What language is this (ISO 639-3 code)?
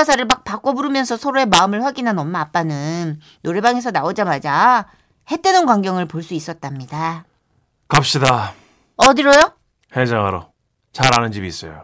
kor